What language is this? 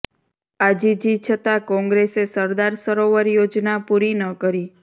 Gujarati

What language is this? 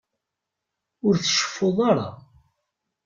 Kabyle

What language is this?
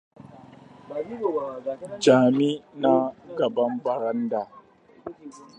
Hausa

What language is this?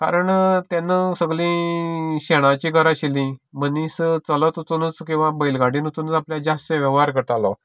Konkani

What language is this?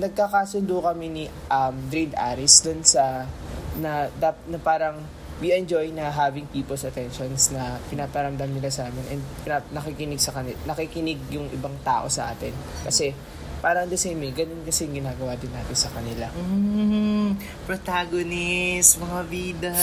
Filipino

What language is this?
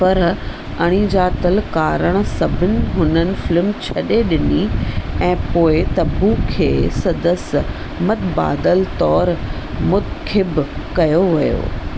Sindhi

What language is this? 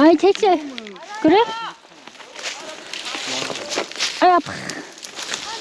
Korean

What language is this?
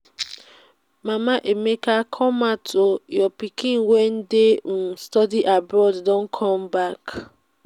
Nigerian Pidgin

